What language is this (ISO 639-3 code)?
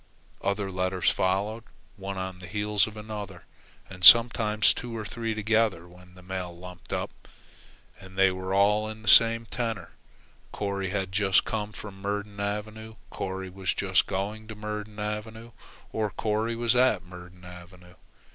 eng